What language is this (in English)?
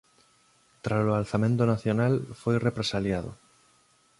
Galician